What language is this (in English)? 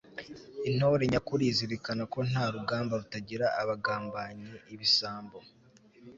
Kinyarwanda